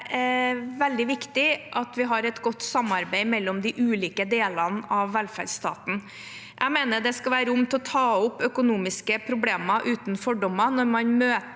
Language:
Norwegian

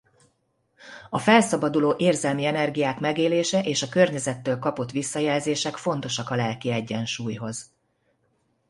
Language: Hungarian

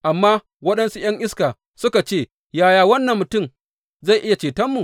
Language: Hausa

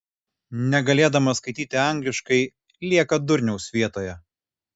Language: Lithuanian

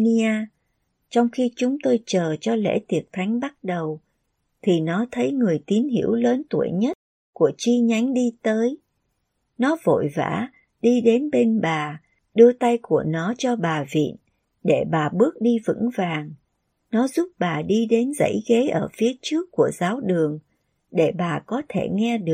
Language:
Vietnamese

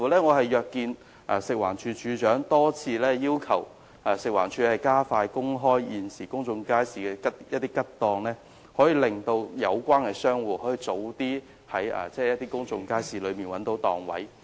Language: Cantonese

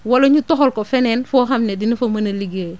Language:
Wolof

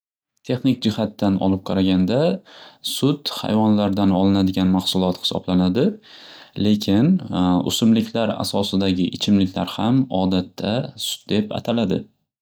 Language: Uzbek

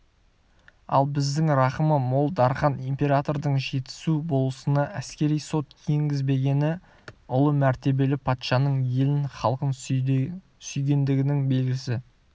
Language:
Kazakh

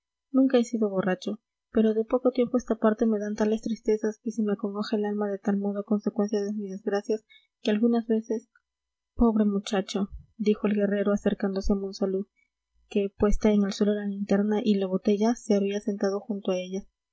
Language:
Spanish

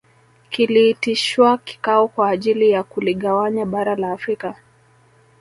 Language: Swahili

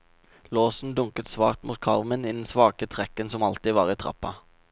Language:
Norwegian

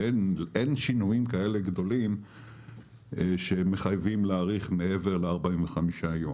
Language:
Hebrew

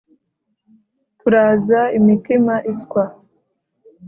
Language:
Kinyarwanda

